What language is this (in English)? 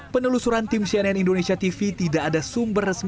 Indonesian